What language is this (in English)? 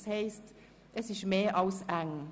Swiss German